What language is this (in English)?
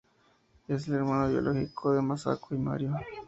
Spanish